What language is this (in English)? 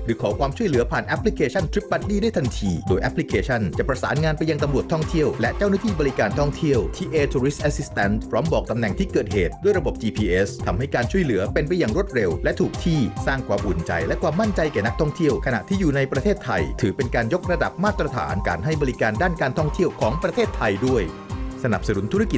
Thai